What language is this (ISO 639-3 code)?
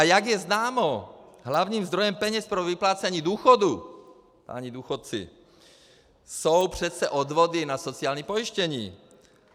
ces